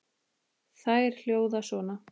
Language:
Icelandic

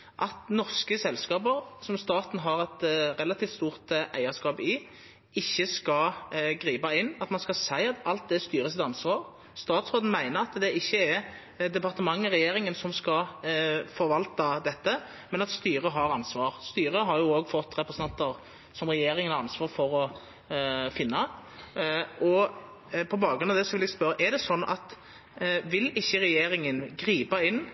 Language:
Norwegian Nynorsk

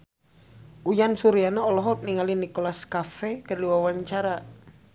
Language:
Sundanese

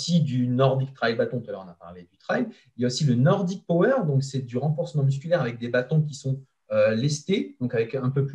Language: French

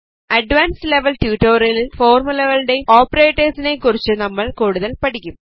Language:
Malayalam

